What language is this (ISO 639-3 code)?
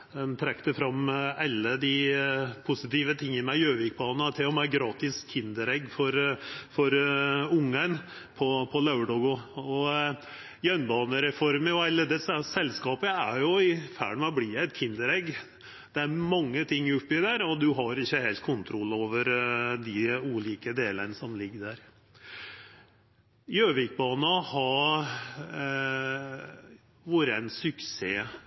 nno